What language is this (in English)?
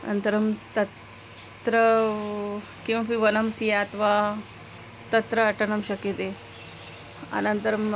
Sanskrit